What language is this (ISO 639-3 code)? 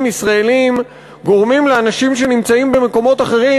heb